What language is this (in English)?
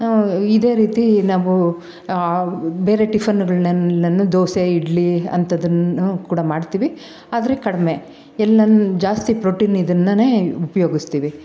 Kannada